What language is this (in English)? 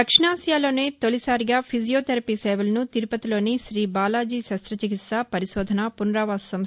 Telugu